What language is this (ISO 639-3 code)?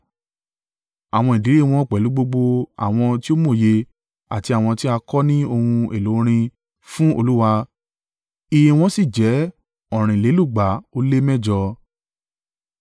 yor